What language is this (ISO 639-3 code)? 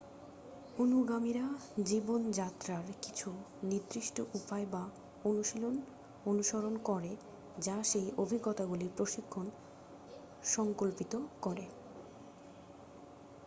ben